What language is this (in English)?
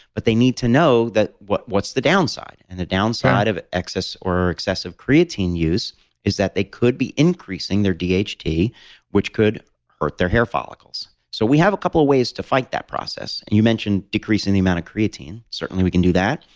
English